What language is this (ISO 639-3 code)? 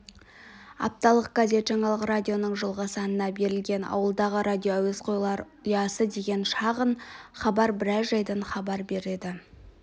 kaz